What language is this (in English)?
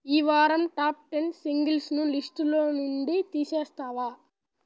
Telugu